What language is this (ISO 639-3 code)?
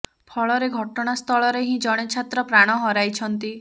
ori